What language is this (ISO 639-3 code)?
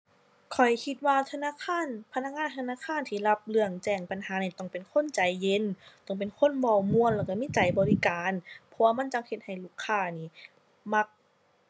tha